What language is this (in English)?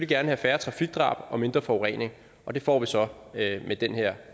Danish